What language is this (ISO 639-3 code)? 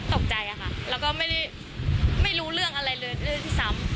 tha